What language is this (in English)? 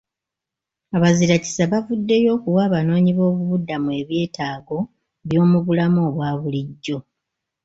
Ganda